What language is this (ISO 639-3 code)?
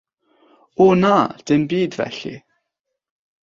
cym